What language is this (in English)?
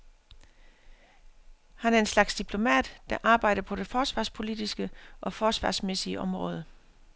Danish